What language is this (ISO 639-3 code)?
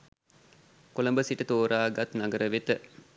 sin